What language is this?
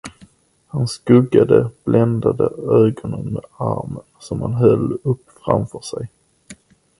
Swedish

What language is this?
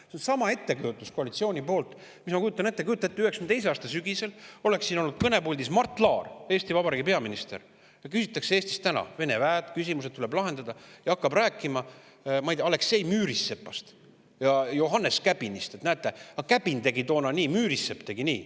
Estonian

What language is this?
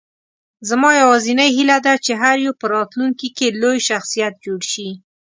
Pashto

